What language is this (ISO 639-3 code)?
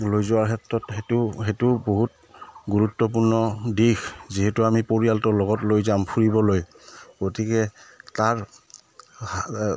asm